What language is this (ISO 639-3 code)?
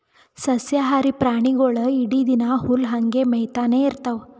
kan